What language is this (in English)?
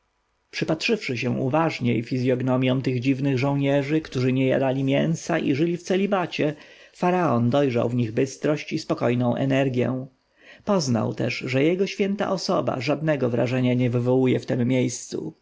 Polish